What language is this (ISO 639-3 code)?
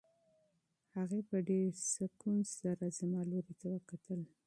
pus